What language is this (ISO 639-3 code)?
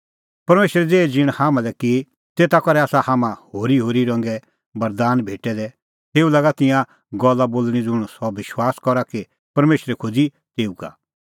kfx